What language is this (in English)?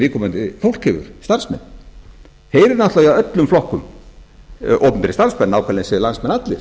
Icelandic